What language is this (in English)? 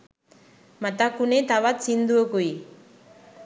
Sinhala